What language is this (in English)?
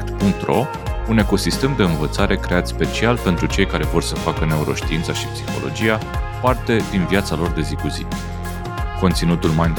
Romanian